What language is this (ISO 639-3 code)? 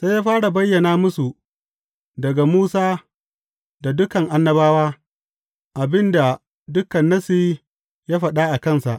hau